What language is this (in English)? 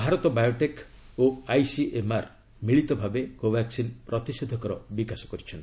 Odia